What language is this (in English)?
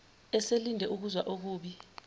Zulu